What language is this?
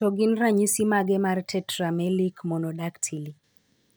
Luo (Kenya and Tanzania)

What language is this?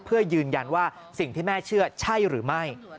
Thai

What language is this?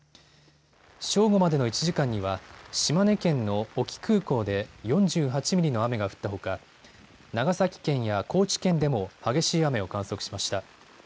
Japanese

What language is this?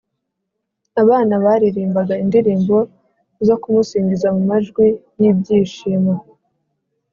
Kinyarwanda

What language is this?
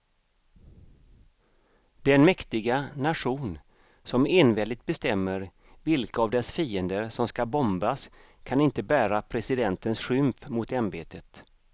Swedish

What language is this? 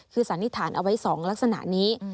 Thai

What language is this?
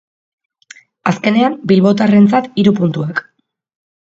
Basque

